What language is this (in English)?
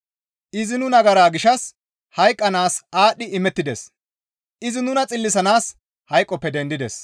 Gamo